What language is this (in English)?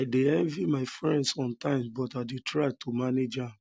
Nigerian Pidgin